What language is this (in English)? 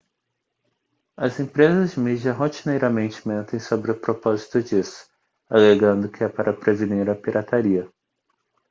Portuguese